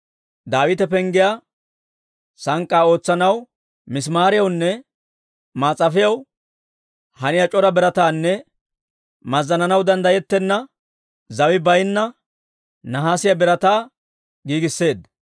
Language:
Dawro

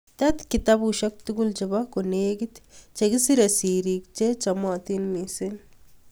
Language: Kalenjin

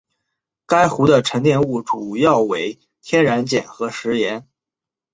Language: Chinese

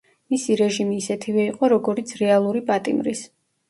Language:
Georgian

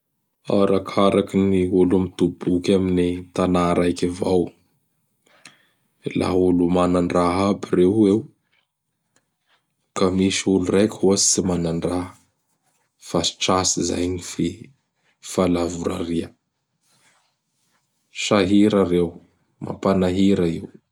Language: Bara Malagasy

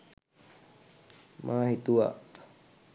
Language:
Sinhala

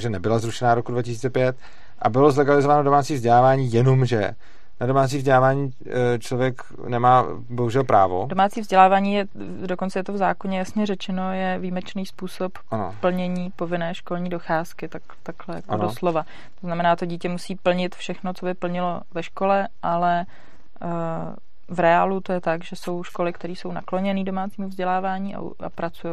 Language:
Czech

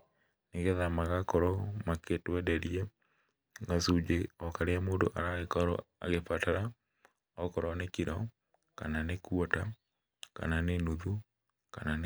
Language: Kikuyu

